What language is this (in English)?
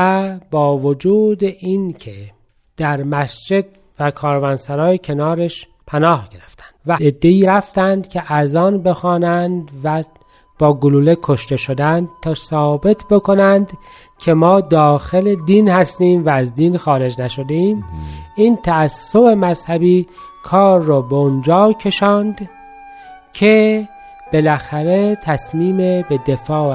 Persian